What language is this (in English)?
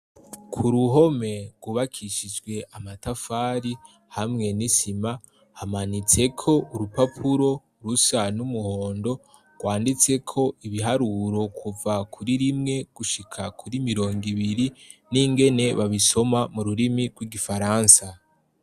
Rundi